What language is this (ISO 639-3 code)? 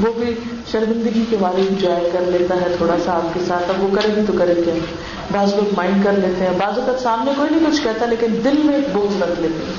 urd